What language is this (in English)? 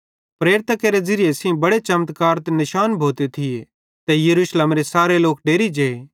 Bhadrawahi